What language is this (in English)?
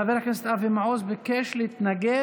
Hebrew